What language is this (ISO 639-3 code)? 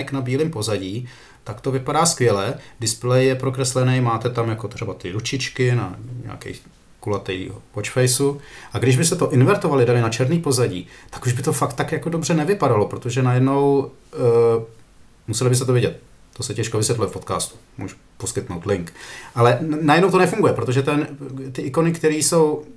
ces